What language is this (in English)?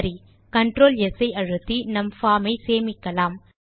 Tamil